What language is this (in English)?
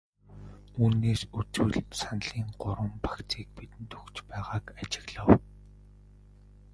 Mongolian